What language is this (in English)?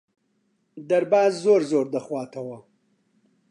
Central Kurdish